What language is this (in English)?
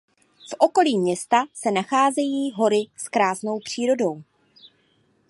Czech